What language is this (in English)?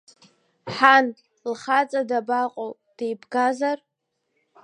Abkhazian